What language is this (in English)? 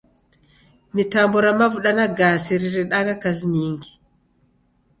Taita